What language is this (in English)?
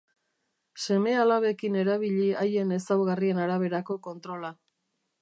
Basque